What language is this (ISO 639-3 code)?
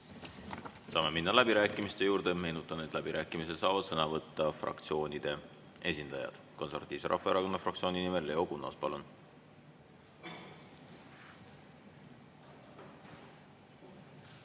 est